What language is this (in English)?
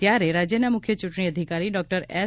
Gujarati